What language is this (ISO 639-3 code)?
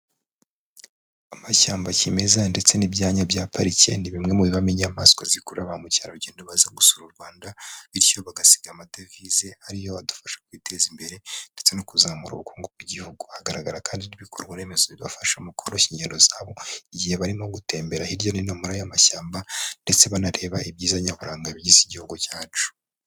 kin